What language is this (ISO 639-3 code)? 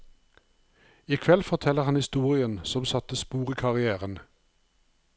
nor